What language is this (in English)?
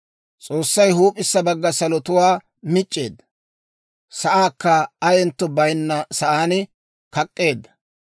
Dawro